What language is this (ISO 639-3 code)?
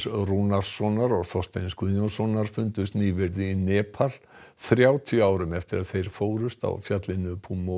isl